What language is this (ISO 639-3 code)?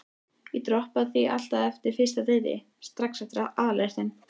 isl